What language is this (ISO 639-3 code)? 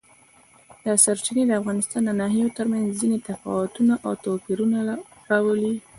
pus